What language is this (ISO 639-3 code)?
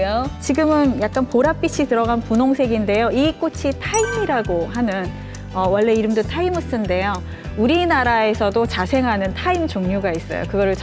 kor